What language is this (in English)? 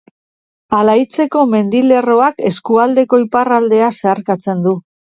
Basque